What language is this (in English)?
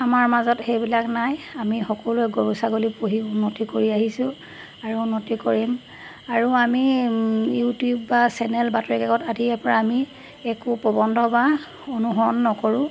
Assamese